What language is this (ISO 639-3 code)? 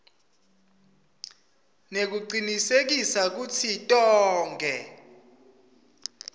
ssw